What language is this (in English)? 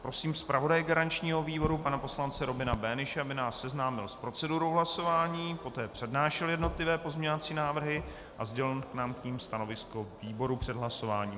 Czech